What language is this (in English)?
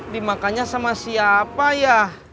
Indonesian